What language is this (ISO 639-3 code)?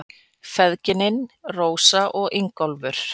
isl